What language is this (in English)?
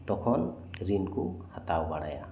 Santali